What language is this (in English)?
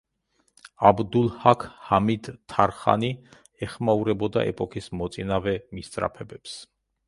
Georgian